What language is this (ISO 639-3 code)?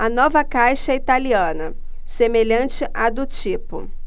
por